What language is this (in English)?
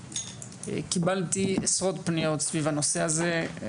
Hebrew